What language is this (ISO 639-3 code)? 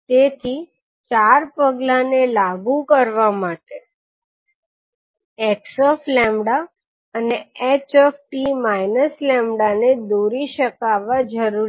guj